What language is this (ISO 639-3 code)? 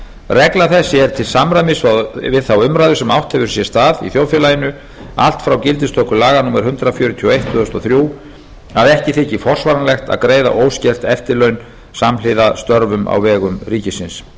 isl